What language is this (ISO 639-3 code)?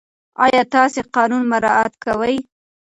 pus